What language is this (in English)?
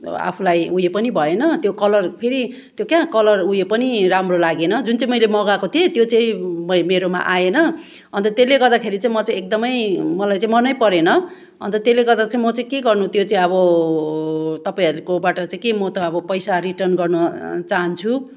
Nepali